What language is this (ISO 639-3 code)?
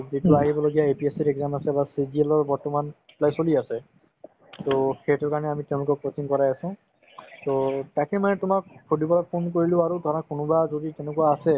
asm